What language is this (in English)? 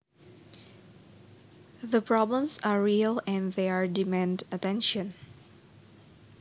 Javanese